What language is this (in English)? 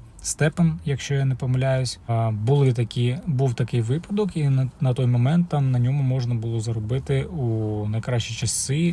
Ukrainian